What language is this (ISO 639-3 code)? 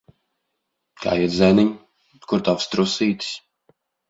lav